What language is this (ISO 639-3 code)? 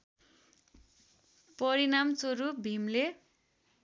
nep